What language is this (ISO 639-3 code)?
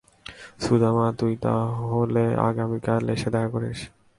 ben